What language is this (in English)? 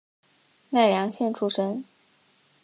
Chinese